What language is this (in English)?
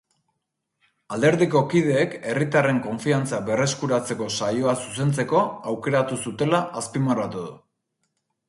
Basque